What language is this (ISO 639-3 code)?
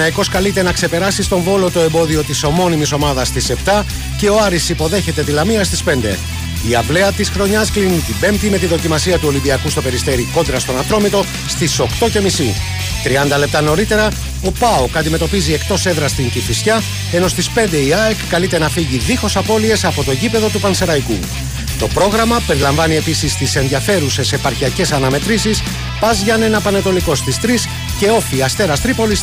ell